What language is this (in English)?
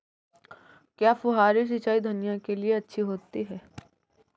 Hindi